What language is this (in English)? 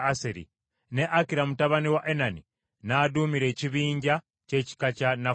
Ganda